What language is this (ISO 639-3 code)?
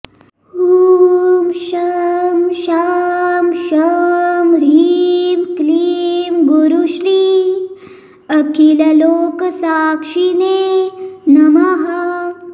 san